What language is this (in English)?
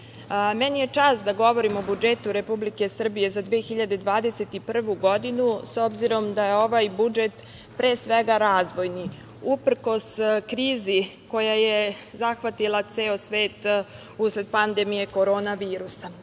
Serbian